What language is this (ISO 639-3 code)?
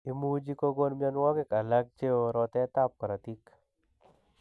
kln